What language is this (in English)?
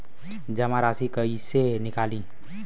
Bhojpuri